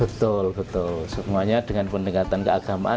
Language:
Indonesian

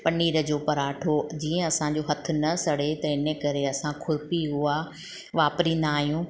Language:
Sindhi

